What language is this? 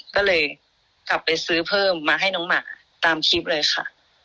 Thai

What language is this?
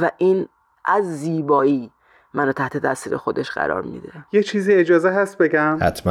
Persian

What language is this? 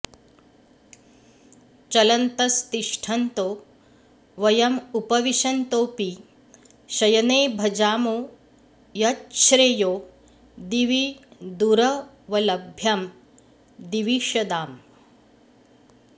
Sanskrit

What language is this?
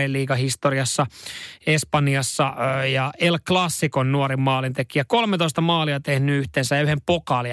Finnish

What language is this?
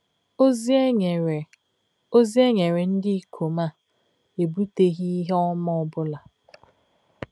Igbo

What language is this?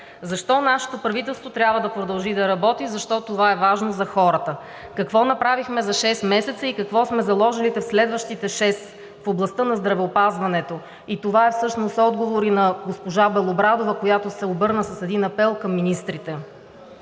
Bulgarian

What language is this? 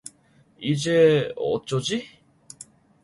Korean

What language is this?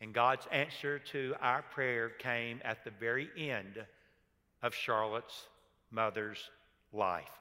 English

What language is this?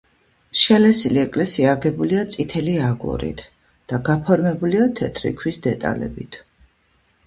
Georgian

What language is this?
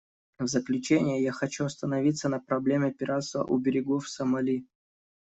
Russian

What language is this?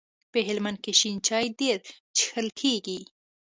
Pashto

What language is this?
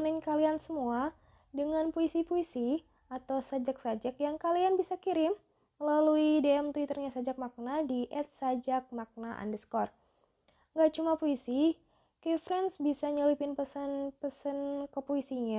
Indonesian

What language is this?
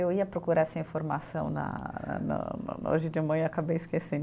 Portuguese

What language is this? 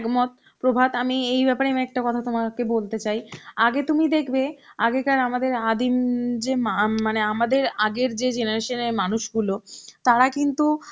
Bangla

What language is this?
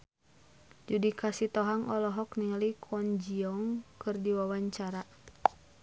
Sundanese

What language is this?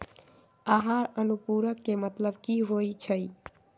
Magahi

